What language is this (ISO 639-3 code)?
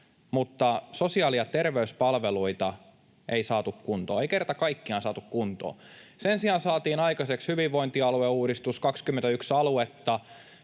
fin